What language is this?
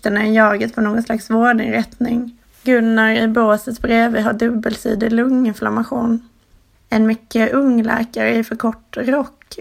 Swedish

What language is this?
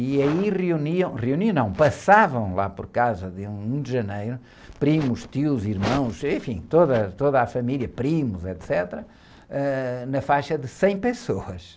Portuguese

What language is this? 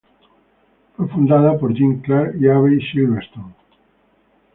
Spanish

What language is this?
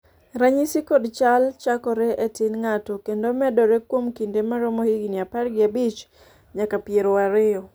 Luo (Kenya and Tanzania)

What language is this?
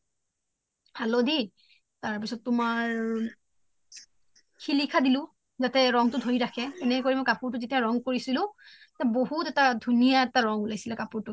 Assamese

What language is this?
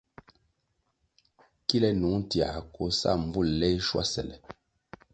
Kwasio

